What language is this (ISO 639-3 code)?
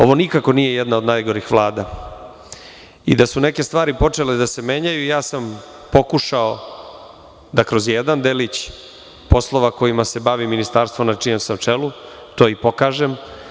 srp